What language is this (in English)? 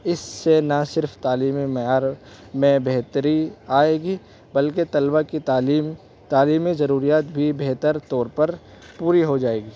Urdu